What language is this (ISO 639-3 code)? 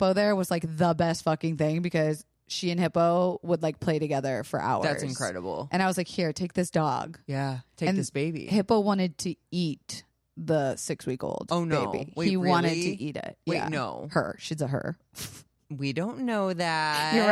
eng